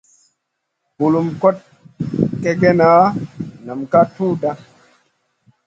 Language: Masana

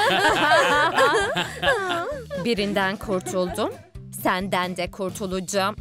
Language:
Turkish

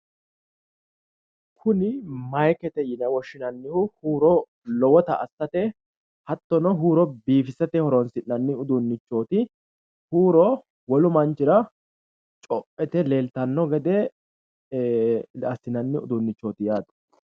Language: Sidamo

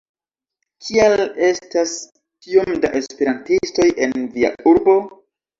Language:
Esperanto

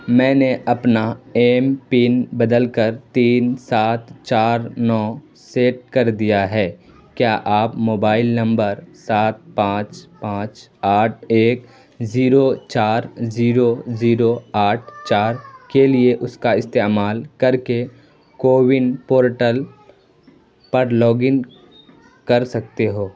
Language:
Urdu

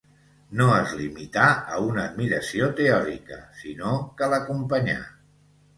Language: Catalan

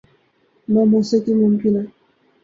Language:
Urdu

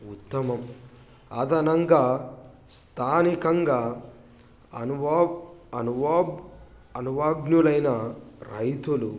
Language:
Telugu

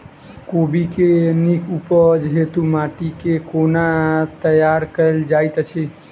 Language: Maithili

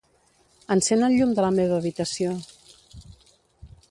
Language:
Catalan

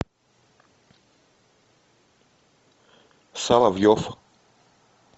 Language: Russian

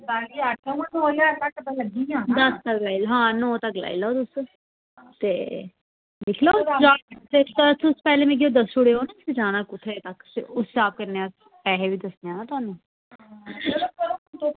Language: Dogri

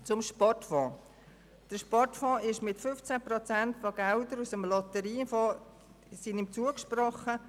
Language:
Swiss German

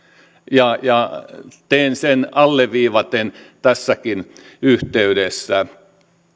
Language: Finnish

